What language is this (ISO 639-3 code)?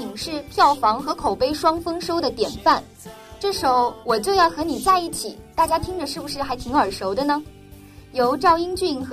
zho